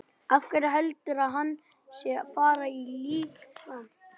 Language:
Icelandic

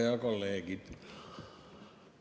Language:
Estonian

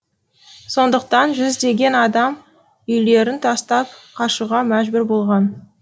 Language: Kazakh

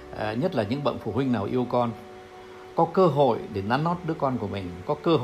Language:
Vietnamese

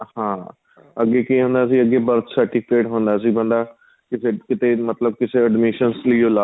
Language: Punjabi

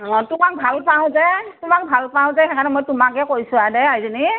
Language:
Assamese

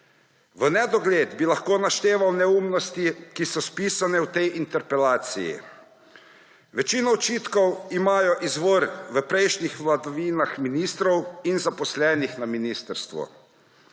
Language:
Slovenian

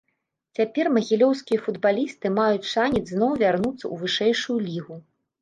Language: Belarusian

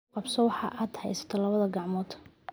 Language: Somali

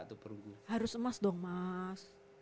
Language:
Indonesian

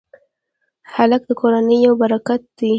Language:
Pashto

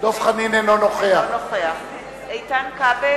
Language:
Hebrew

